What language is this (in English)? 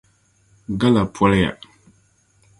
Dagbani